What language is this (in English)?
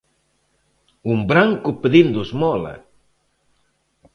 Galician